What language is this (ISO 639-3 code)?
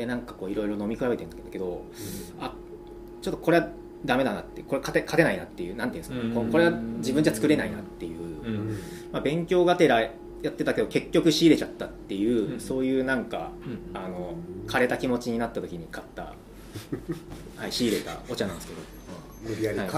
jpn